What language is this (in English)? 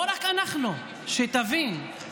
Hebrew